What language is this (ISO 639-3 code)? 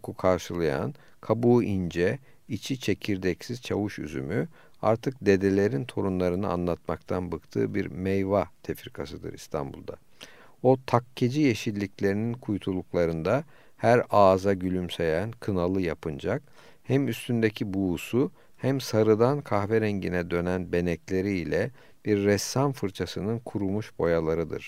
tur